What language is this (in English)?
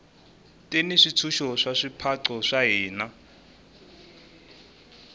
Tsonga